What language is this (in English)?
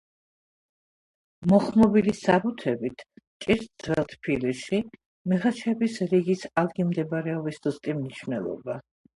Georgian